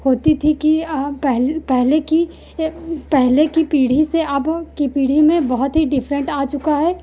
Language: Hindi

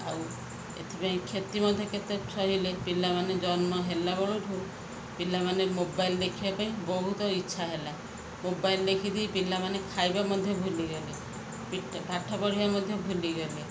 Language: Odia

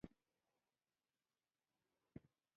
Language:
Pashto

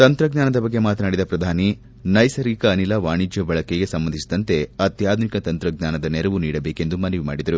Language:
Kannada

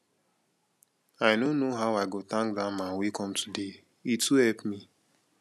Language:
Nigerian Pidgin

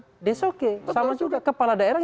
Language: Indonesian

